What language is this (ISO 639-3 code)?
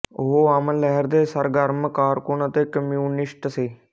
pan